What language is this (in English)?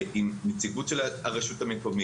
Hebrew